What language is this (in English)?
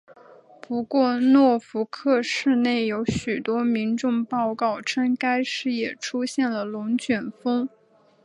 Chinese